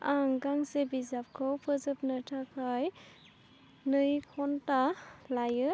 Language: Bodo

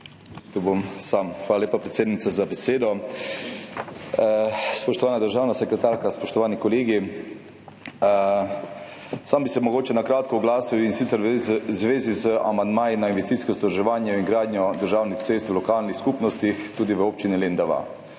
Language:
Slovenian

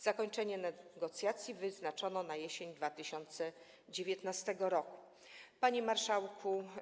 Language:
Polish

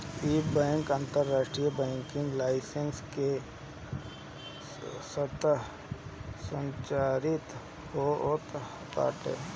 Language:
Bhojpuri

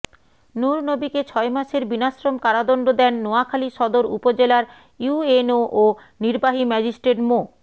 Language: Bangla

